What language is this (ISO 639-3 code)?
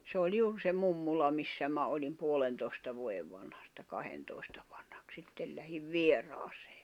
fin